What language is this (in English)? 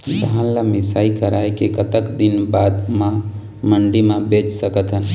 Chhattisgarhi